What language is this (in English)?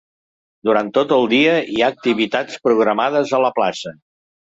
Catalan